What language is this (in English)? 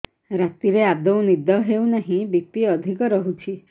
Odia